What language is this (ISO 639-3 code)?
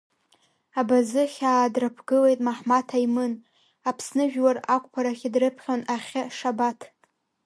abk